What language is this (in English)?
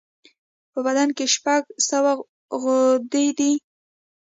Pashto